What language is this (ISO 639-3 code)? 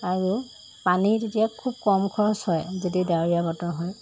asm